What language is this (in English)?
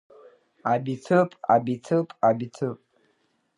Abkhazian